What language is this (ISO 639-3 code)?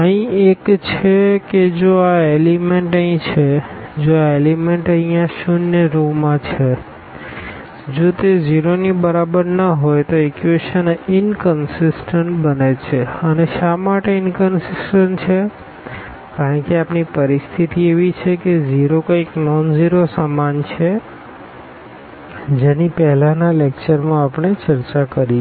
guj